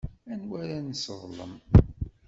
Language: Kabyle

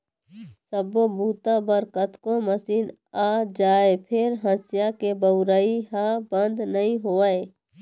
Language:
Chhattisgarhi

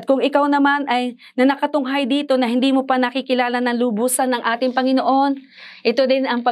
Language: Filipino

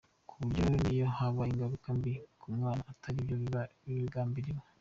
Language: Kinyarwanda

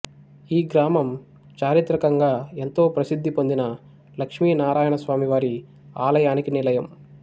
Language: Telugu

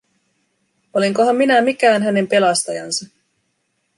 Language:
Finnish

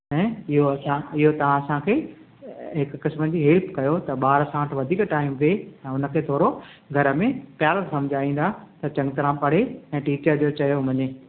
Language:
Sindhi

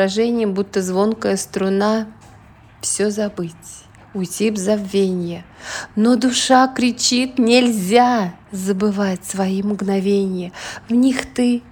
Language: Russian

